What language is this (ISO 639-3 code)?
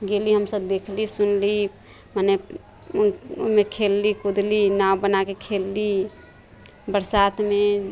mai